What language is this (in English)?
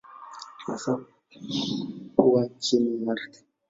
Swahili